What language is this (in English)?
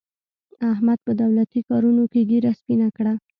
Pashto